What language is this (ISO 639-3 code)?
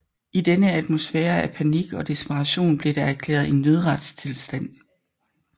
dan